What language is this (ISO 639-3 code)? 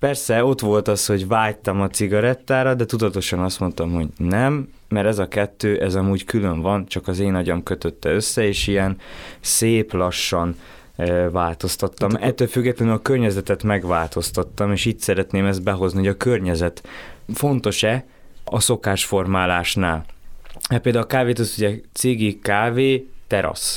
hun